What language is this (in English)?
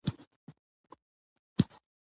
Pashto